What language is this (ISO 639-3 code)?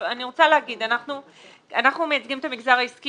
heb